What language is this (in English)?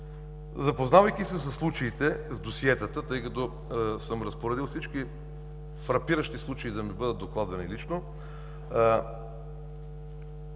Bulgarian